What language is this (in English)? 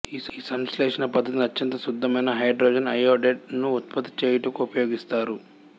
Telugu